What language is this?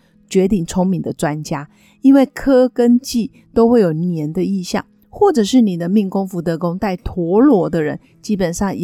Chinese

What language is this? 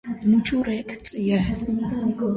Georgian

